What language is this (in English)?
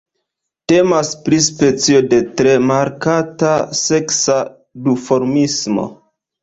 Esperanto